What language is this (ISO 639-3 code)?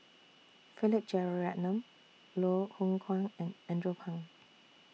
eng